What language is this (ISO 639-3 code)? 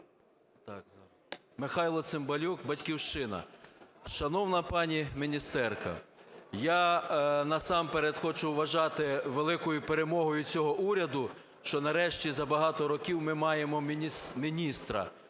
ukr